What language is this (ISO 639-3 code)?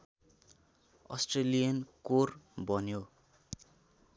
nep